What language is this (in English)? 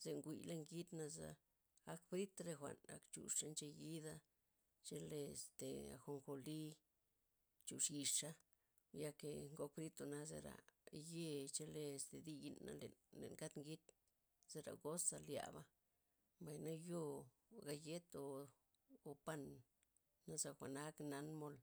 Loxicha Zapotec